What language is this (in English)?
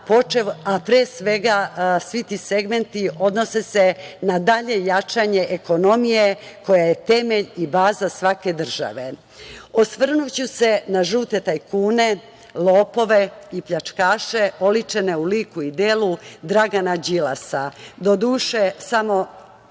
Serbian